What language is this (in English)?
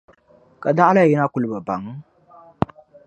Dagbani